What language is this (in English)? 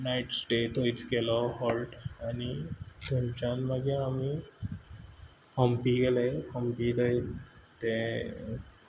Konkani